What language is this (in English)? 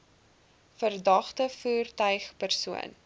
Afrikaans